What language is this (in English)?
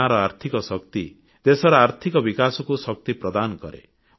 Odia